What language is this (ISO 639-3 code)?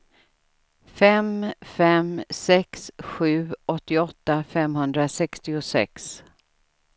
swe